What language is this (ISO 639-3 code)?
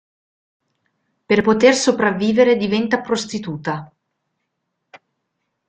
ita